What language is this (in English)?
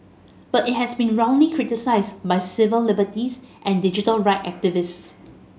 English